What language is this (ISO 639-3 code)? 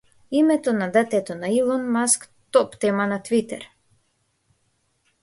mkd